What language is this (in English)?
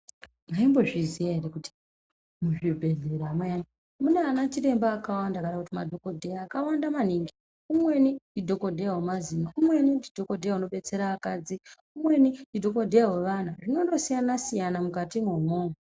Ndau